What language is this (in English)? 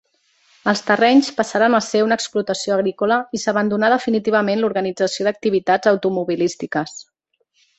Catalan